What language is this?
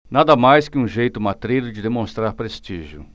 Portuguese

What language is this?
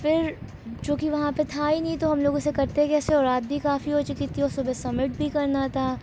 Urdu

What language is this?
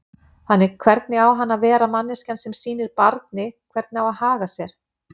Icelandic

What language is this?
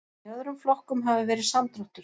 Icelandic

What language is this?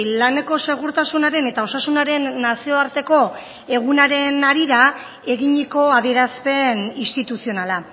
Basque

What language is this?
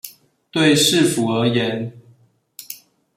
Chinese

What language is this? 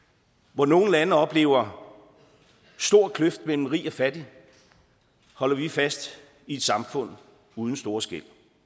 Danish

